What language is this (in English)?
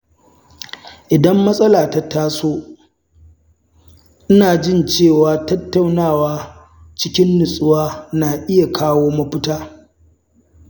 Hausa